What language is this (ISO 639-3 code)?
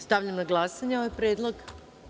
srp